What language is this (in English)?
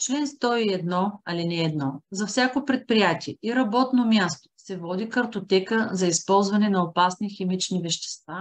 Bulgarian